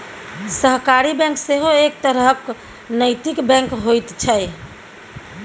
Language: Maithili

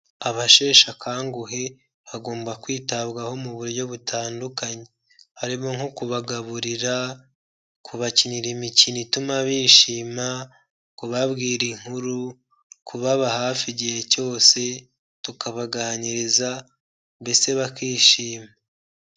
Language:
Kinyarwanda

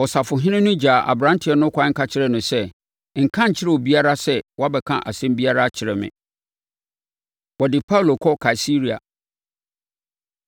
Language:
Akan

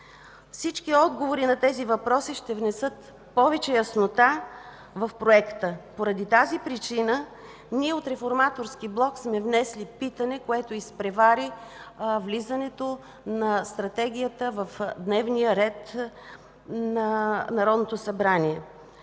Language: Bulgarian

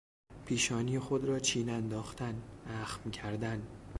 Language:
Persian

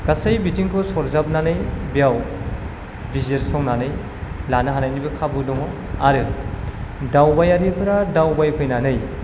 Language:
Bodo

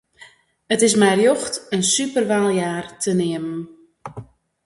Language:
Western Frisian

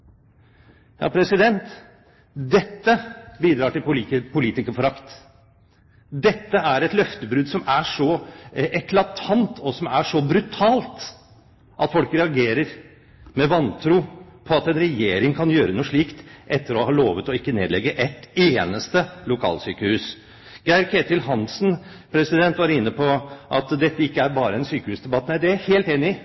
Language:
Norwegian Bokmål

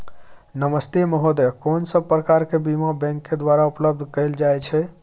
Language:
Maithili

